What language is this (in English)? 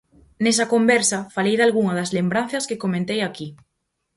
Galician